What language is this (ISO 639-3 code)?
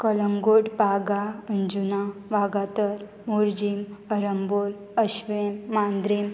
kok